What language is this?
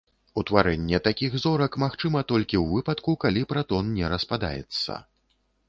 Belarusian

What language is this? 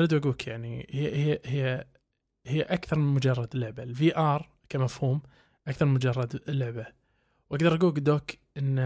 Arabic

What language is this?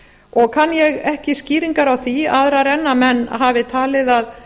Icelandic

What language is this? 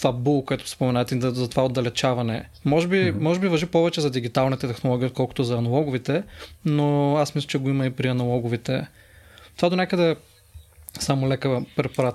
Bulgarian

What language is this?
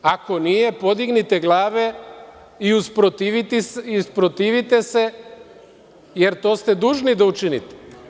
Serbian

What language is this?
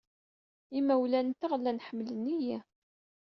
Kabyle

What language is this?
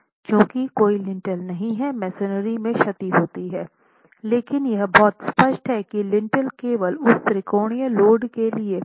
Hindi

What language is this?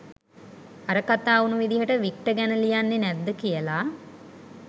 Sinhala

